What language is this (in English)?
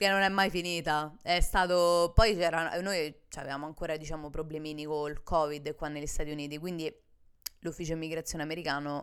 Italian